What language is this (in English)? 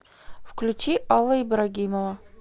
Russian